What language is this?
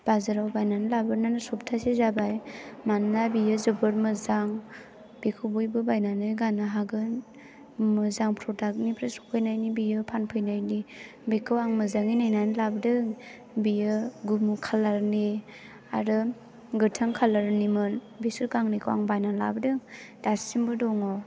Bodo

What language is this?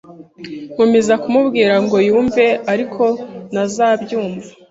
Kinyarwanda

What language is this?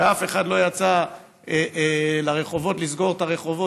Hebrew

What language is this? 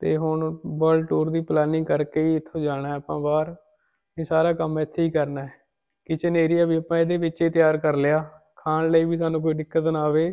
Hindi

